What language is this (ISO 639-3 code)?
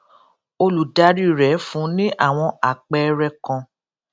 yor